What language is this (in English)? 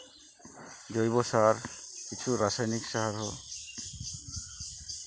Santali